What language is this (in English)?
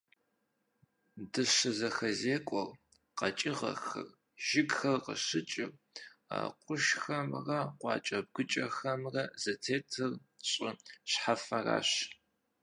Kabardian